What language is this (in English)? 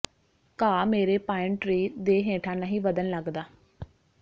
Punjabi